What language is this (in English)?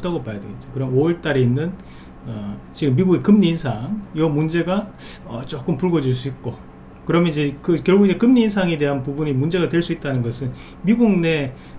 Korean